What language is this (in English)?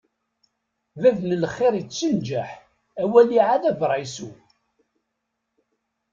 Kabyle